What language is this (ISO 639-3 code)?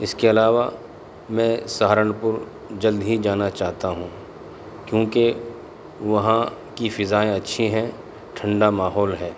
urd